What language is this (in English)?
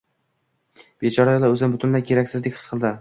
Uzbek